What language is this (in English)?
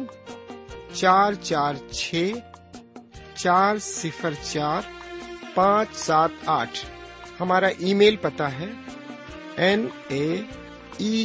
Urdu